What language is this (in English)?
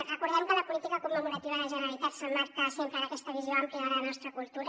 Catalan